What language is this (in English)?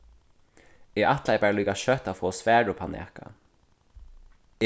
Faroese